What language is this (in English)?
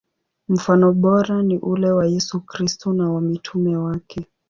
Swahili